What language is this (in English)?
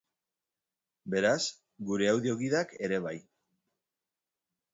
Basque